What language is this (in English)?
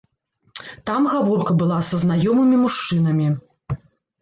Belarusian